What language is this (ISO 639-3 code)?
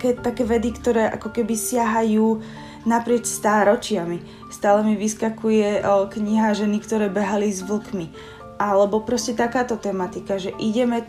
slk